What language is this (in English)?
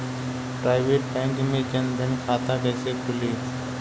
Bhojpuri